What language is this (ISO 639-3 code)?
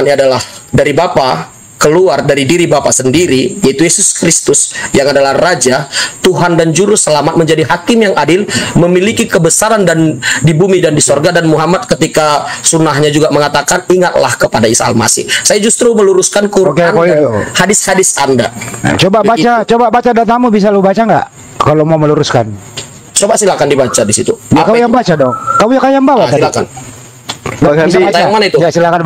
ind